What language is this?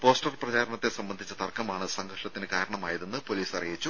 Malayalam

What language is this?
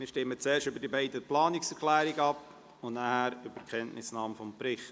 Swiss German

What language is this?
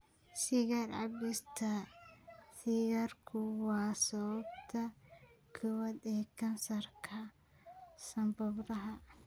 Somali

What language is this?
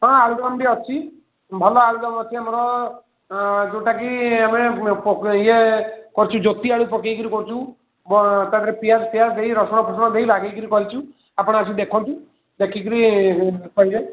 Odia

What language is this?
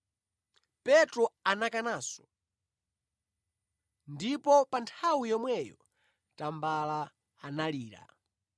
Nyanja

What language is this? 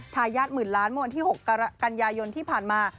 Thai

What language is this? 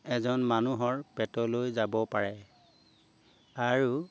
Assamese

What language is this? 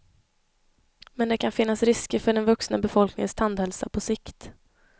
Swedish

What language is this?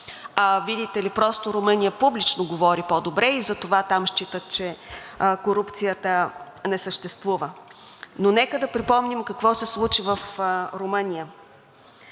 Bulgarian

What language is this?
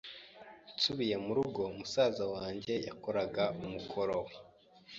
Kinyarwanda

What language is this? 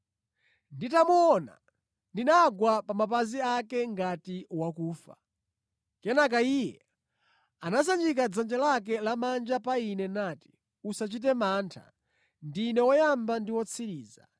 Nyanja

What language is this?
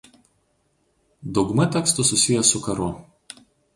Lithuanian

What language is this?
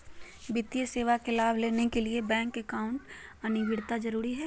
Magahi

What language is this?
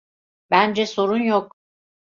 Turkish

